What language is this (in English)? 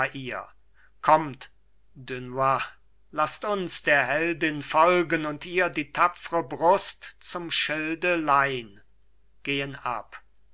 German